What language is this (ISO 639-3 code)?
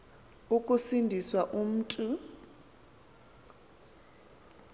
xho